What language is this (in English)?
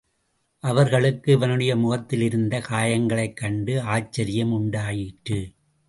Tamil